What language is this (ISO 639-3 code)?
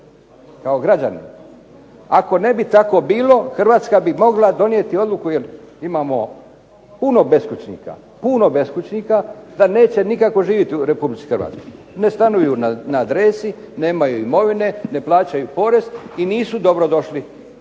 hrv